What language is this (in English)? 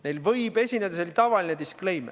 Estonian